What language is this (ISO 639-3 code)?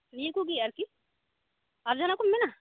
sat